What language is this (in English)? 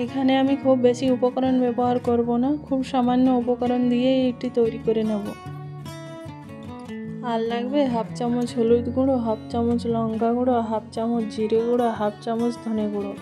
Hindi